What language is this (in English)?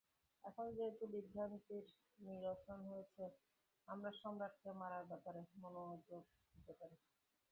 Bangla